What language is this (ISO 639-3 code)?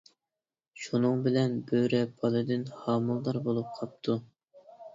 uig